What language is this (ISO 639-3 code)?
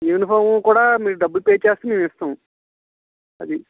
tel